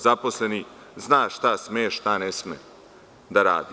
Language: Serbian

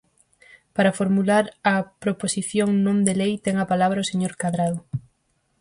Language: Galician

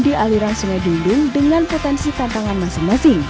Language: Indonesian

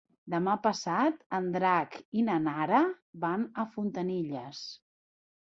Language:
Catalan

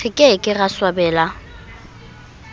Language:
Southern Sotho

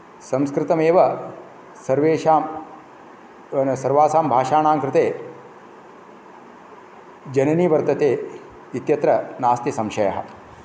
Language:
Sanskrit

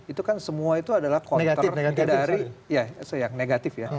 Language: Indonesian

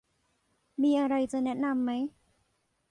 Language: Thai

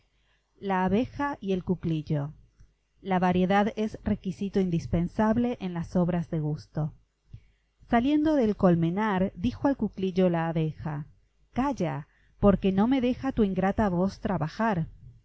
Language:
Spanish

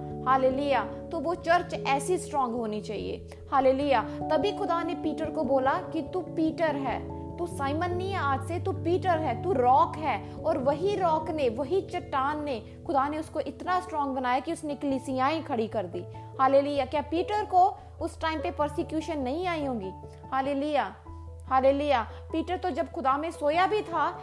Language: Hindi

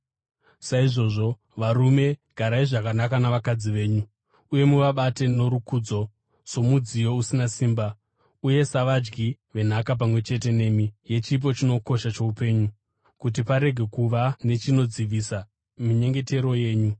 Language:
Shona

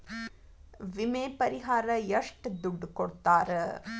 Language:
Kannada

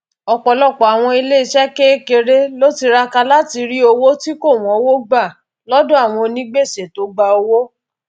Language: Yoruba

